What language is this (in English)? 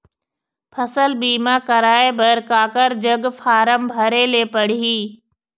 Chhattisgarhi